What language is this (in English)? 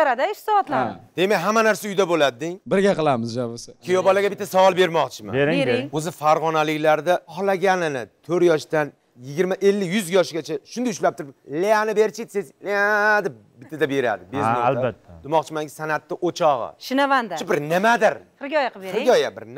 Turkish